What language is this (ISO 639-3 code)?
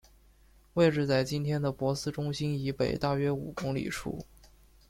zho